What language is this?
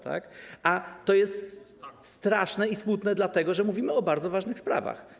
Polish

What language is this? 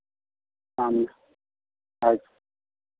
Hindi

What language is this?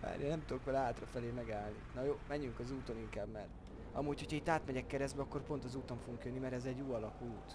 Hungarian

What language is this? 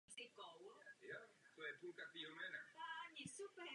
Czech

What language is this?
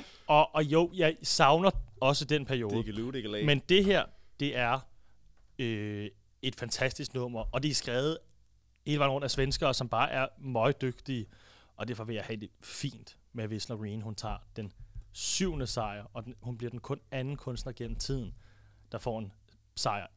Danish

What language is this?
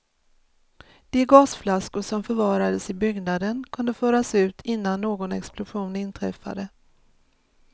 Swedish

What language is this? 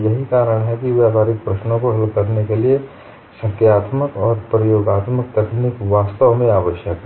Hindi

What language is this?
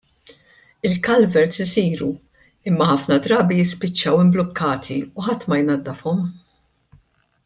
Maltese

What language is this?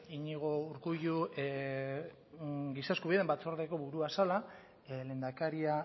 Basque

